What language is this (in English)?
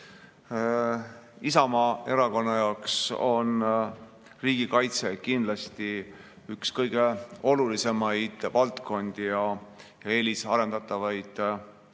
Estonian